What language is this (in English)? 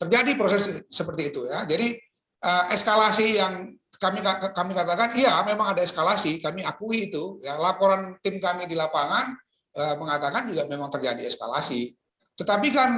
Indonesian